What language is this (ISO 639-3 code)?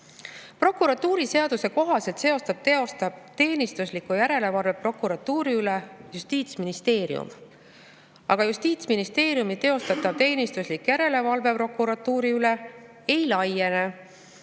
est